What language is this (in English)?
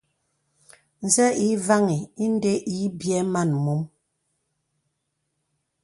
Bebele